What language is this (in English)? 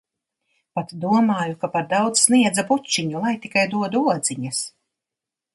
Latvian